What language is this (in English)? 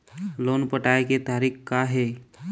Chhattisgarhi